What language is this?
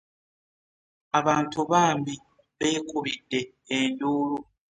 Ganda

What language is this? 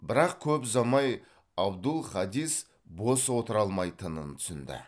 Kazakh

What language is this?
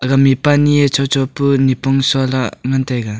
Wancho Naga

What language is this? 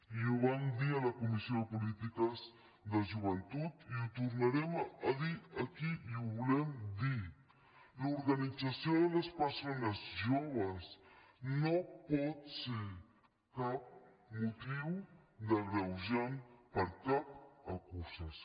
Catalan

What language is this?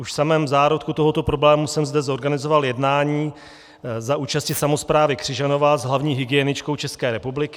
Czech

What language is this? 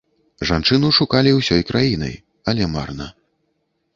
Belarusian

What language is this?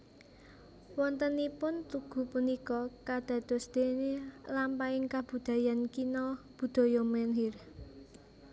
Javanese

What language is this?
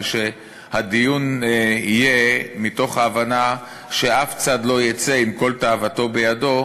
Hebrew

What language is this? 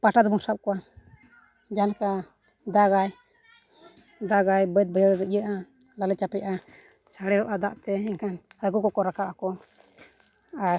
Santali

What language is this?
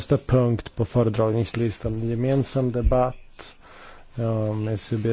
Polish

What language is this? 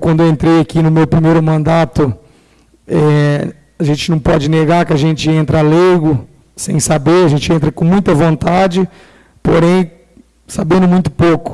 Portuguese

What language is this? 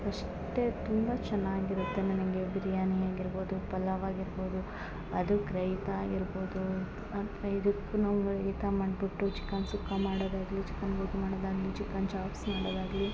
Kannada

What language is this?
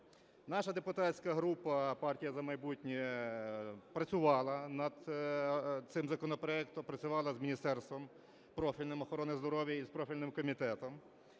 Ukrainian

